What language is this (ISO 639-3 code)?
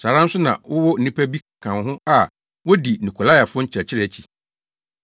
aka